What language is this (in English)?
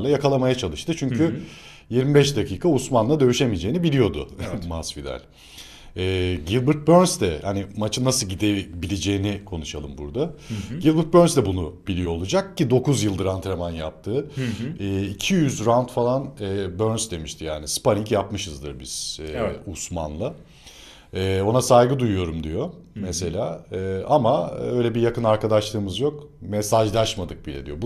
Turkish